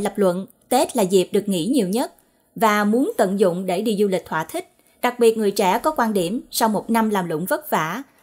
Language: Vietnamese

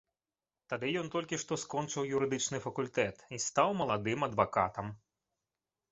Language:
Belarusian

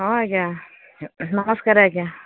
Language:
Odia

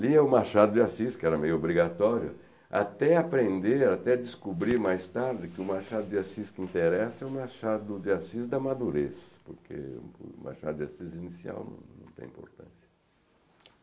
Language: Portuguese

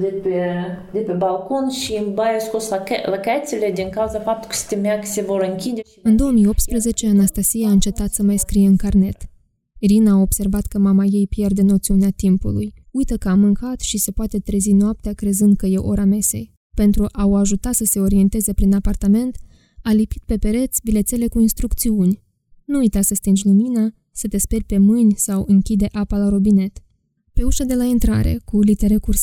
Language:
Romanian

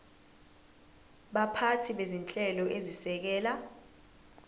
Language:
Zulu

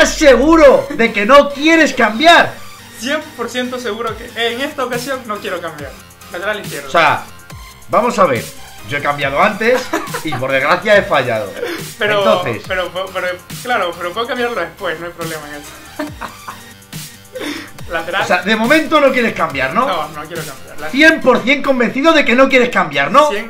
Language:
Spanish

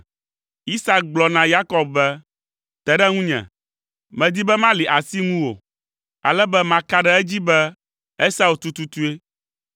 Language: Ewe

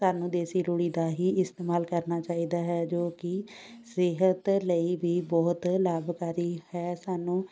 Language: Punjabi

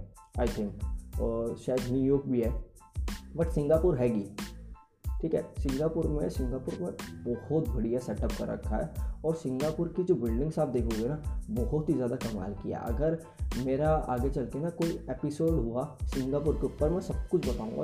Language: Hindi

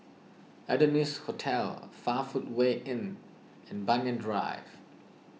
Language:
English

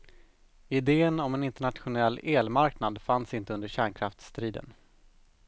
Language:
Swedish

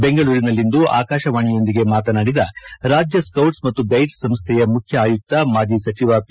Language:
Kannada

